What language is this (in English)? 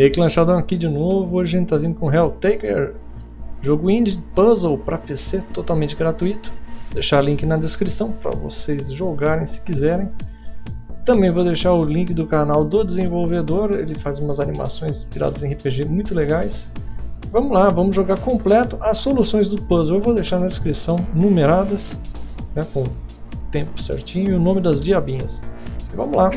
Portuguese